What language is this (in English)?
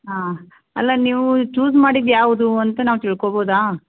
Kannada